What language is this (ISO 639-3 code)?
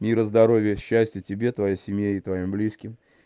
rus